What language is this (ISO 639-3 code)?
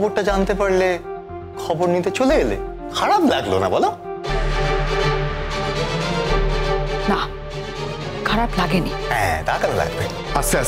hin